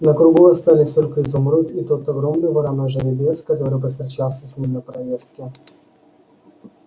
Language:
Russian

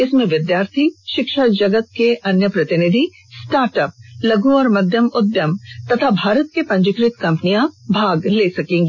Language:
Hindi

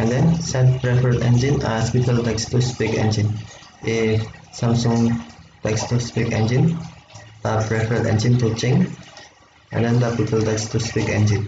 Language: Romanian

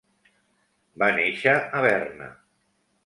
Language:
Catalan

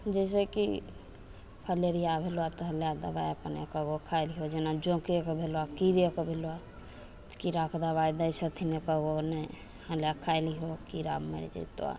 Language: Maithili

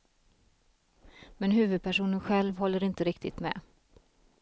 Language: Swedish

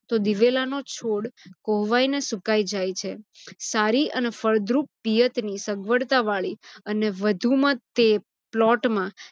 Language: Gujarati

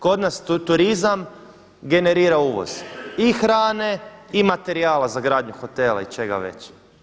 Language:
Croatian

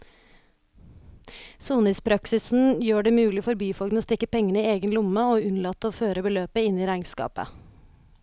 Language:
Norwegian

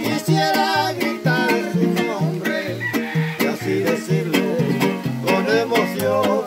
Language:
Spanish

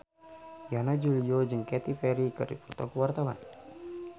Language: Sundanese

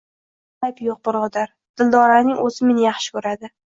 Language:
Uzbek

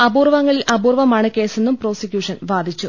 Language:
Malayalam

